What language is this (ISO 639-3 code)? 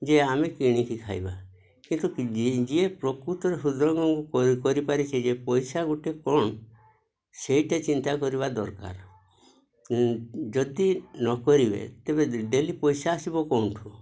ori